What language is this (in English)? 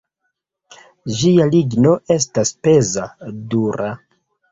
Esperanto